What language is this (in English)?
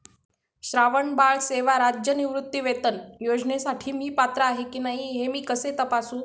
Marathi